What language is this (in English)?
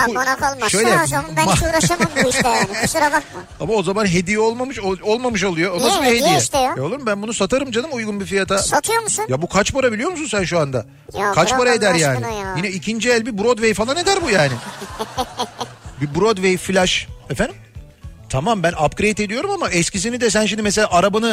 Turkish